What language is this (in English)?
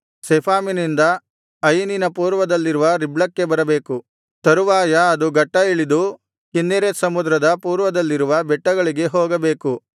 Kannada